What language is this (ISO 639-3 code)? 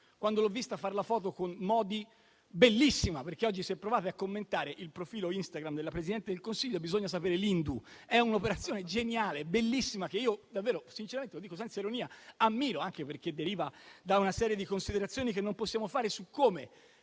ita